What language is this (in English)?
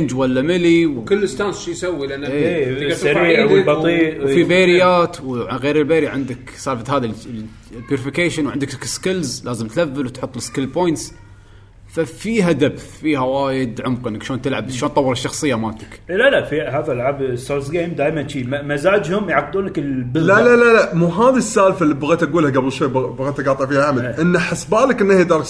Arabic